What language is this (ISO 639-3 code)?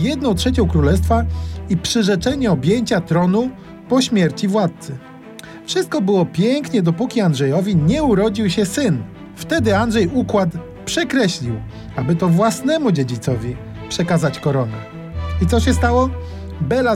pol